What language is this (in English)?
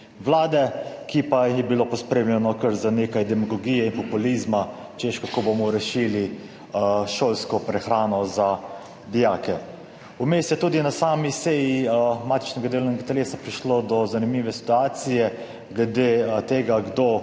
Slovenian